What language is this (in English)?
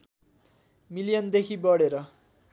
Nepali